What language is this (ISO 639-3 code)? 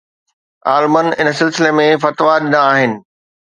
snd